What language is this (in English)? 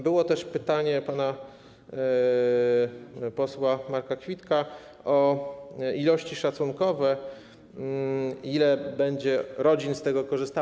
Polish